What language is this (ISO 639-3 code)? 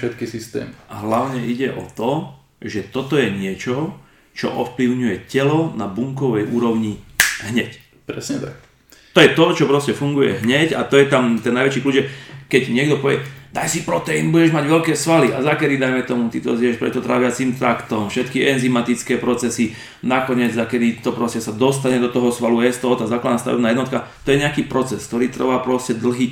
slk